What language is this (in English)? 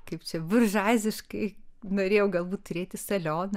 Lithuanian